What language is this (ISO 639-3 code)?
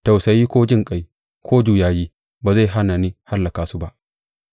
hau